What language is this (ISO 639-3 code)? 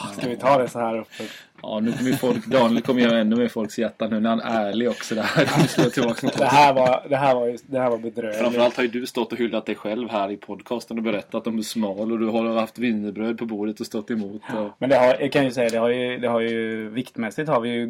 swe